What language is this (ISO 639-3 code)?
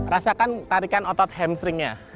ind